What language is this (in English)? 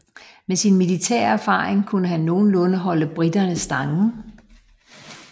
Danish